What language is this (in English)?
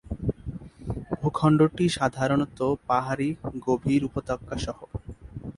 Bangla